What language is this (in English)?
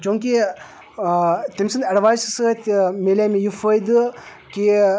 Kashmiri